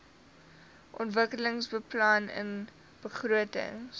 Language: Afrikaans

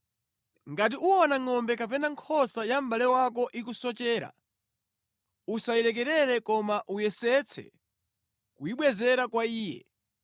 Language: Nyanja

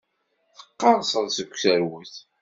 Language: Kabyle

